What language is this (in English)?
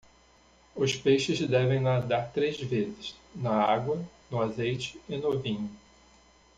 Portuguese